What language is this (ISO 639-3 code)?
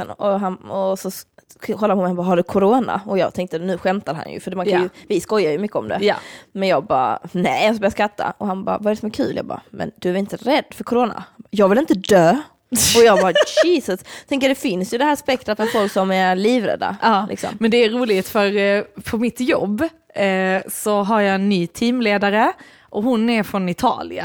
swe